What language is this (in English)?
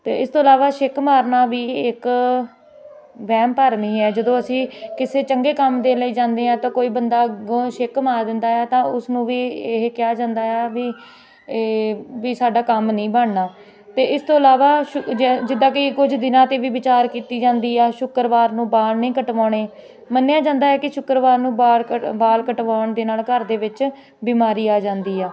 Punjabi